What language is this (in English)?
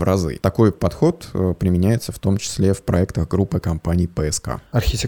Russian